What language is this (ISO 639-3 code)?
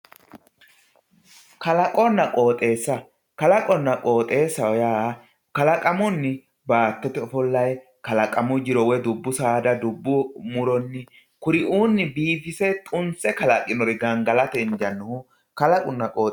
sid